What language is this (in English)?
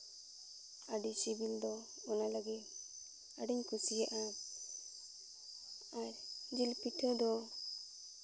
Santali